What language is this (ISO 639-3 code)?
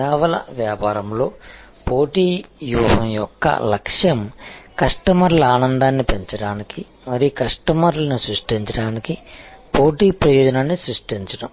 tel